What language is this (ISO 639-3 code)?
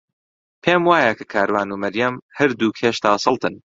ckb